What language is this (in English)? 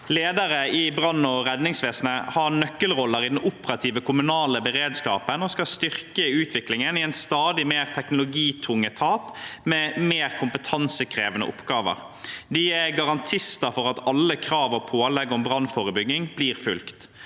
Norwegian